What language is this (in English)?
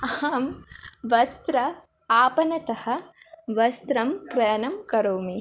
Sanskrit